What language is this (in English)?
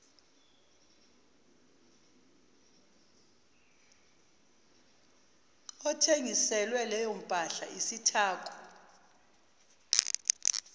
Zulu